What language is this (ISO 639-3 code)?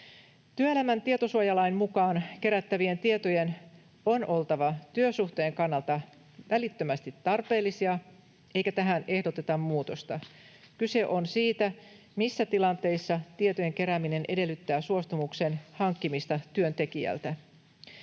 fin